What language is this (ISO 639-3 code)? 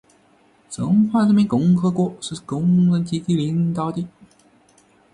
zho